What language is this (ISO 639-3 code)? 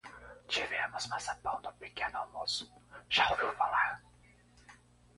por